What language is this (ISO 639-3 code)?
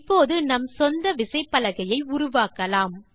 tam